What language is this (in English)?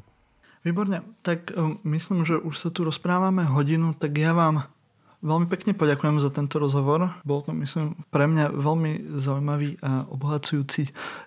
Slovak